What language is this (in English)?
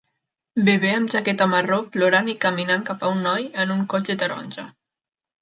Catalan